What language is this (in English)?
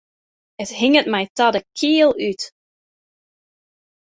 Western Frisian